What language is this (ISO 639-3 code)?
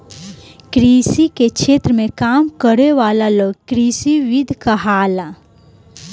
bho